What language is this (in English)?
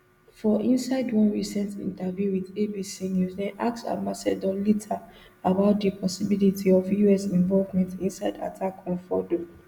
Nigerian Pidgin